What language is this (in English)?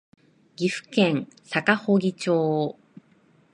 Japanese